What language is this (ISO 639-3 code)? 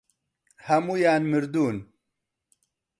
ckb